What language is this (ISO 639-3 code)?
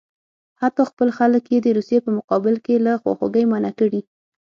pus